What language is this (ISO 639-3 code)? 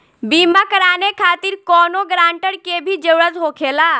bho